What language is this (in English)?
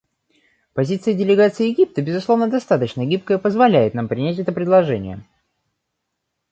Russian